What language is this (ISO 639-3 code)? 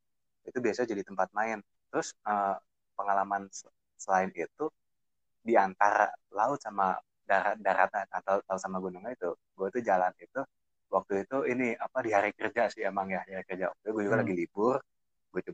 ind